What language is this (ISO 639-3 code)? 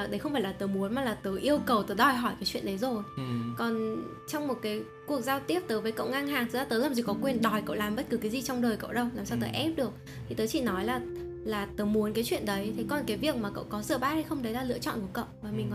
vie